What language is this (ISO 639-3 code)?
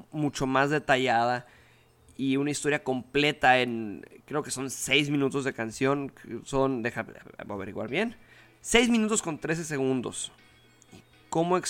spa